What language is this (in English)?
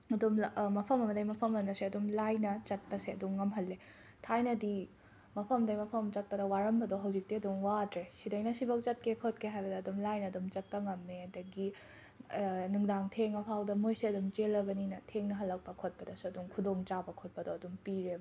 Manipuri